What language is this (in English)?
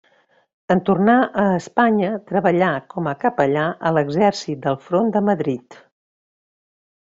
Catalan